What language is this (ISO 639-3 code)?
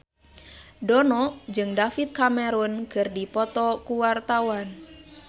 sun